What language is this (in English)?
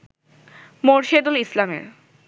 Bangla